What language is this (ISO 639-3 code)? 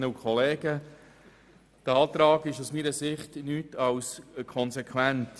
gsw